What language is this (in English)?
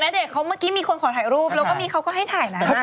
Thai